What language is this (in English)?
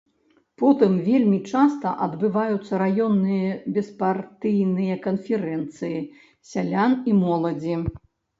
Belarusian